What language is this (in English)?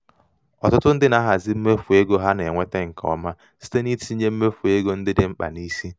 Igbo